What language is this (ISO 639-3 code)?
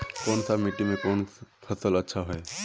mag